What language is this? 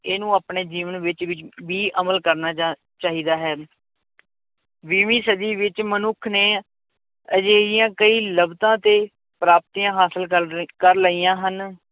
Punjabi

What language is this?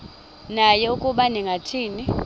Xhosa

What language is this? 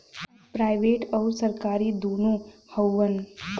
Bhojpuri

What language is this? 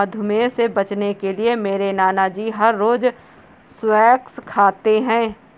Hindi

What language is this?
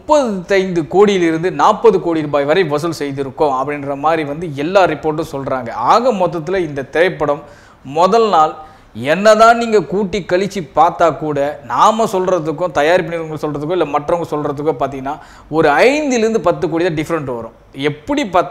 Tamil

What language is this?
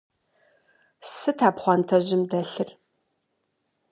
Kabardian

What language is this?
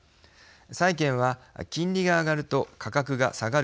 Japanese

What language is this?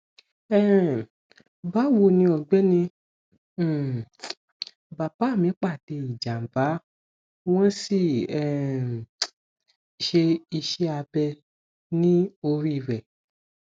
Yoruba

